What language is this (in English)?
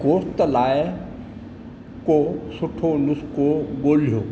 Sindhi